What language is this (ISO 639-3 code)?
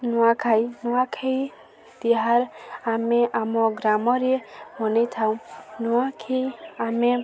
ori